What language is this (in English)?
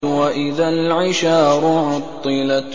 Arabic